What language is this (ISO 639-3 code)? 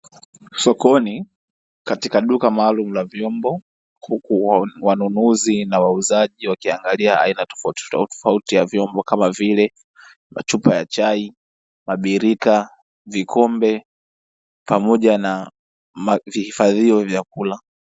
swa